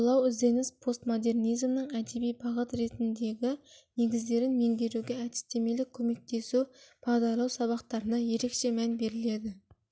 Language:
Kazakh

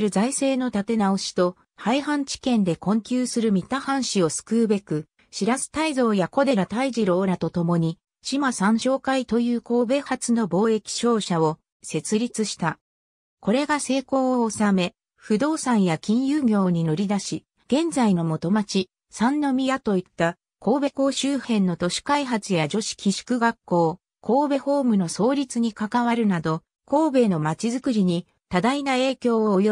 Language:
Japanese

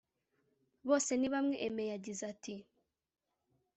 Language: Kinyarwanda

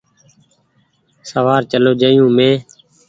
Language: Goaria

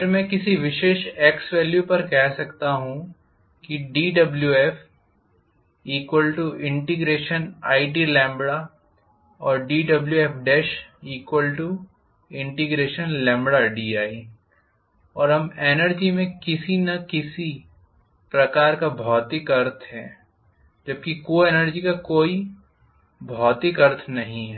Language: Hindi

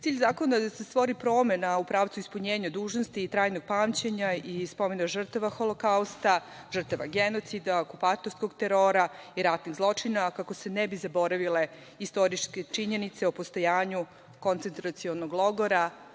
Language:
Serbian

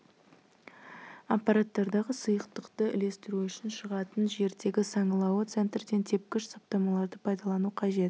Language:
Kazakh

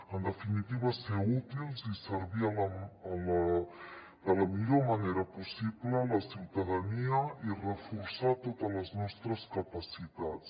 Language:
Catalan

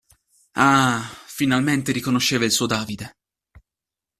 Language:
Italian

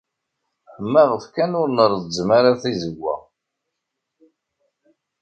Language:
Kabyle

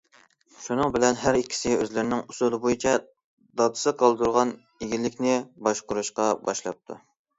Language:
Uyghur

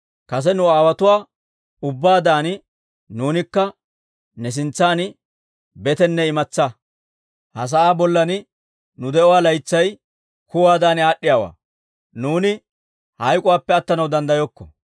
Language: Dawro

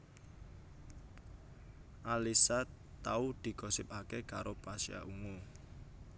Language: Javanese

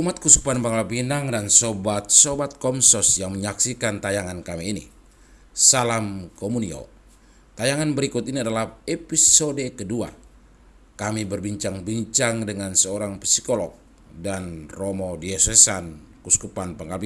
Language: Indonesian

